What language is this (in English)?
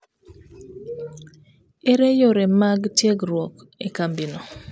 Luo (Kenya and Tanzania)